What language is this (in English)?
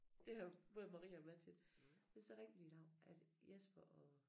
Danish